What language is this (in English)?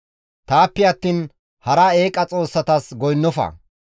Gamo